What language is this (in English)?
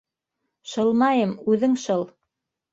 Bashkir